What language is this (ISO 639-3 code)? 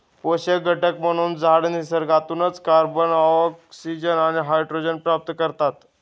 mar